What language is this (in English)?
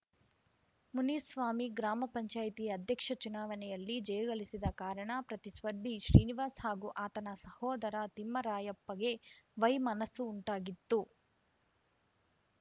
Kannada